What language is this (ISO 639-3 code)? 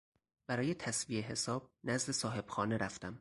fas